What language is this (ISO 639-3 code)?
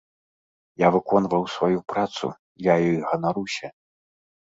bel